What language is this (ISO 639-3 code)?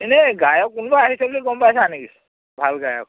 asm